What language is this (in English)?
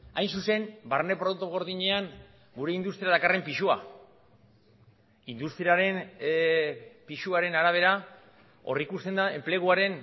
Basque